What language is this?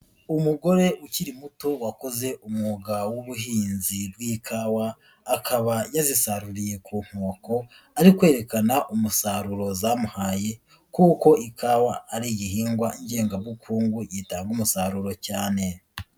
Kinyarwanda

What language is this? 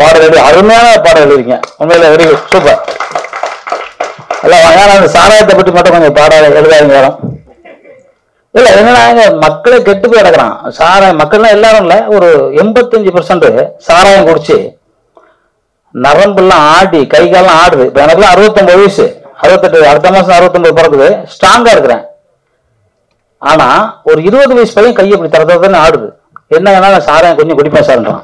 Thai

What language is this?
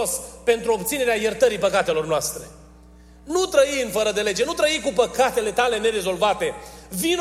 Romanian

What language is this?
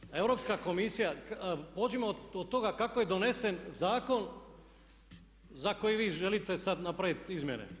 Croatian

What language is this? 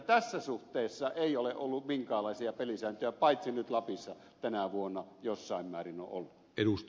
Finnish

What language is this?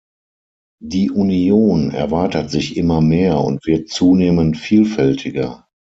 German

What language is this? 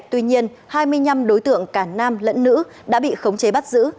Vietnamese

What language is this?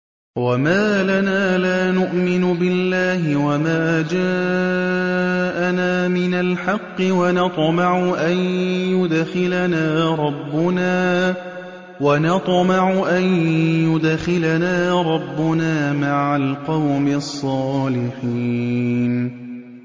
Arabic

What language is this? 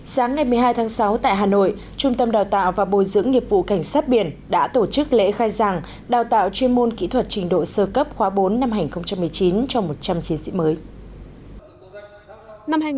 Vietnamese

